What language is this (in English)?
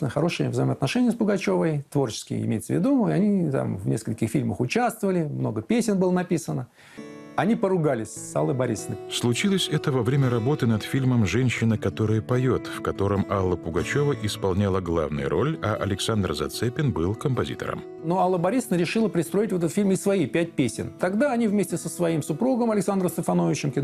Russian